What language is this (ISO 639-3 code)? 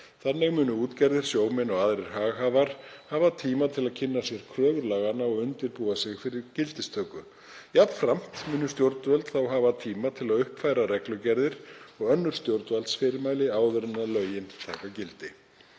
isl